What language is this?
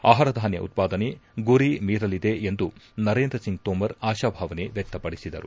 Kannada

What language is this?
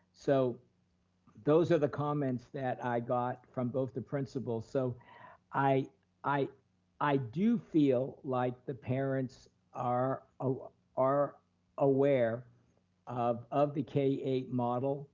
English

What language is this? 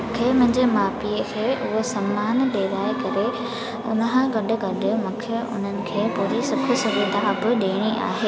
Sindhi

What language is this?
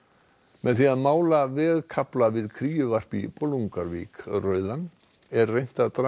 Icelandic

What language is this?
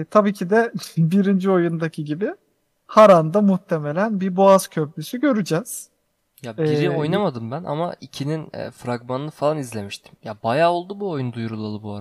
Turkish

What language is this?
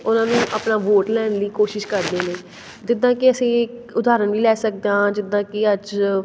Punjabi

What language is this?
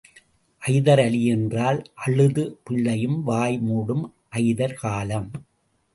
Tamil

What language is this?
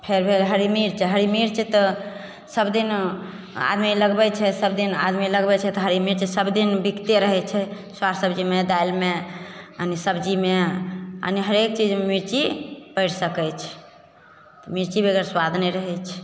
Maithili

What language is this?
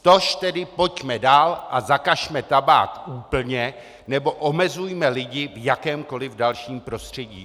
Czech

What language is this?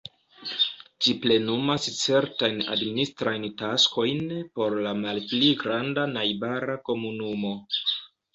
Esperanto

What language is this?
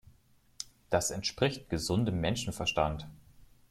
German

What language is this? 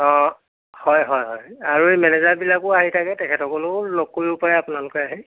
Assamese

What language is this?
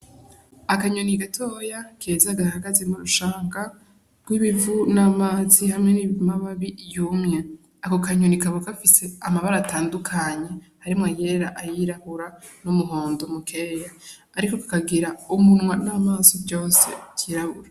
Rundi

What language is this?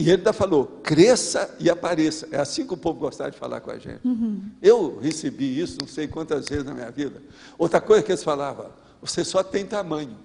Portuguese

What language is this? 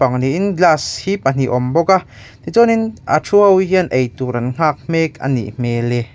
Mizo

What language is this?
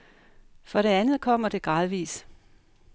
Danish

